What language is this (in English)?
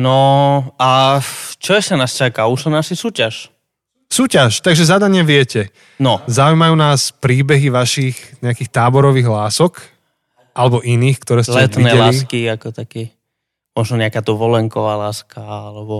Slovak